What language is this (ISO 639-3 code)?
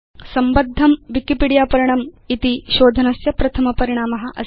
san